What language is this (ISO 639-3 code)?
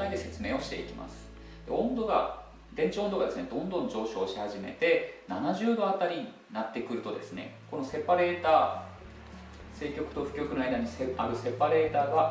jpn